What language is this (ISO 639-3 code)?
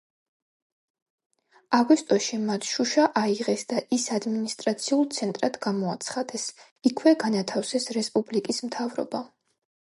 kat